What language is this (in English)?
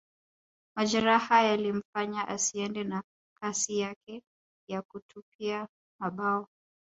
Swahili